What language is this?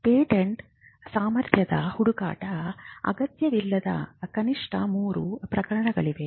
Kannada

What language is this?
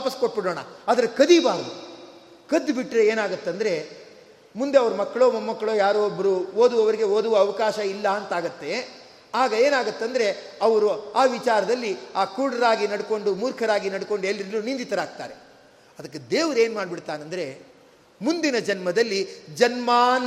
Kannada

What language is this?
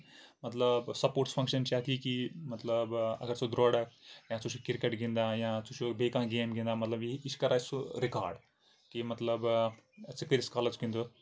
Kashmiri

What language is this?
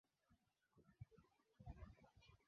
Swahili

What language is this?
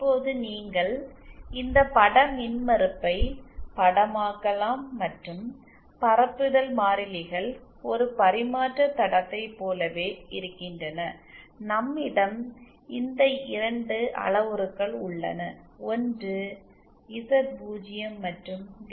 Tamil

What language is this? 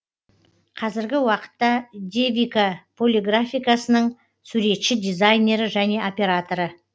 Kazakh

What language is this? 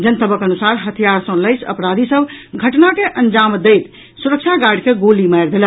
Maithili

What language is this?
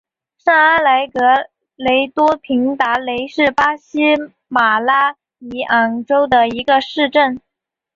Chinese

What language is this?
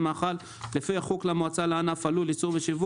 Hebrew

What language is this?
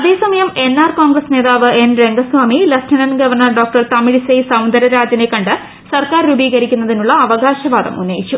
Malayalam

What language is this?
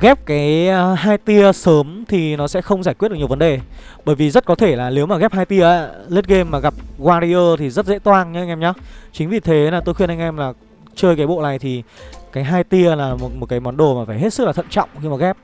Vietnamese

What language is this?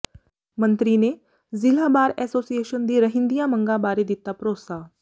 Punjabi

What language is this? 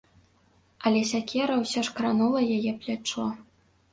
Belarusian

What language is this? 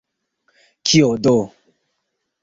Esperanto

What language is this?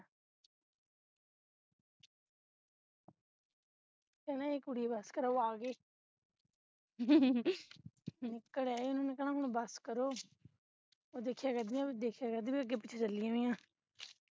Punjabi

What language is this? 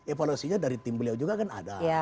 Indonesian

